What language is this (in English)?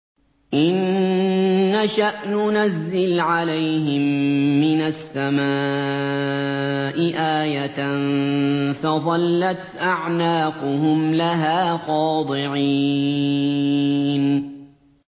Arabic